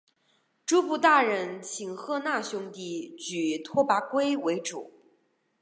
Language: Chinese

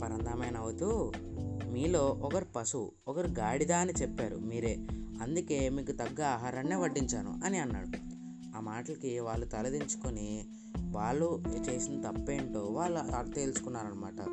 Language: Telugu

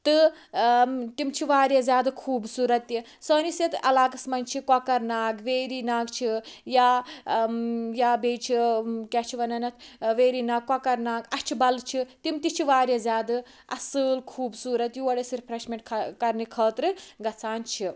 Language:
Kashmiri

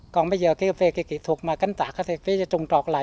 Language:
Vietnamese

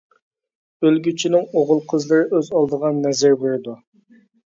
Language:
Uyghur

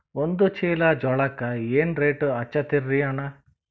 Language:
Kannada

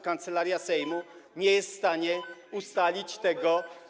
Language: Polish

